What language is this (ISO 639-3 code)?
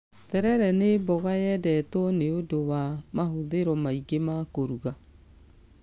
kik